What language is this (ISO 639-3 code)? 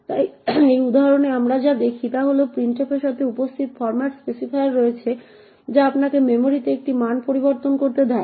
ben